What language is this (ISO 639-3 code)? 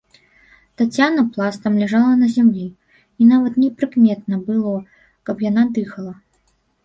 bel